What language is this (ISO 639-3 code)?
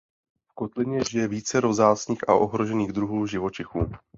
ces